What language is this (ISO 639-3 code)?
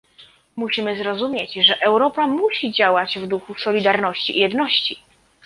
pol